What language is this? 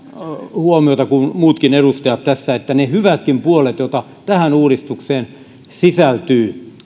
Finnish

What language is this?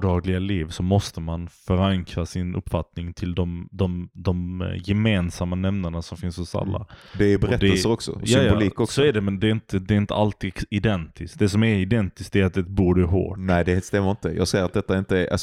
Swedish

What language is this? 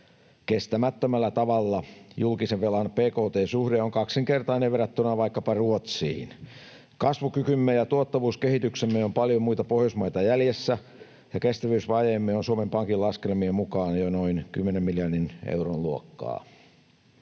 Finnish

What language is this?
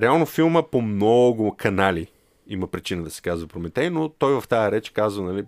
Bulgarian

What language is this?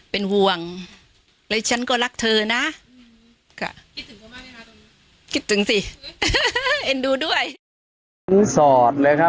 Thai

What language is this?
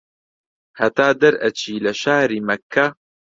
Central Kurdish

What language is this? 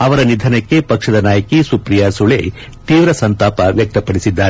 Kannada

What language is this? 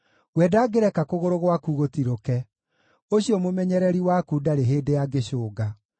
Kikuyu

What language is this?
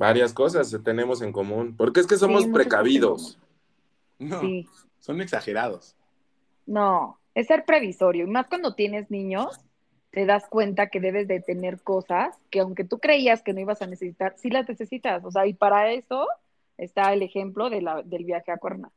Spanish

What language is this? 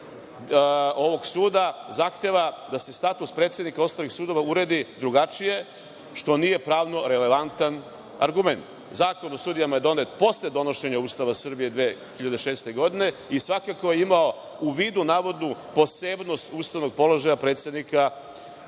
Serbian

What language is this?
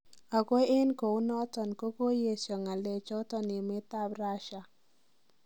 Kalenjin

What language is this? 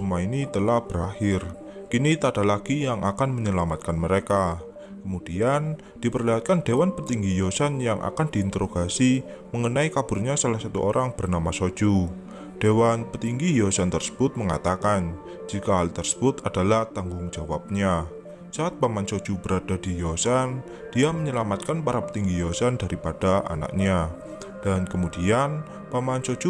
Indonesian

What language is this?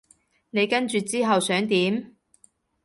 Cantonese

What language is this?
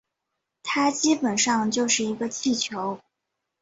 Chinese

